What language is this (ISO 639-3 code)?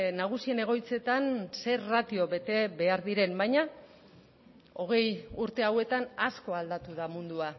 eus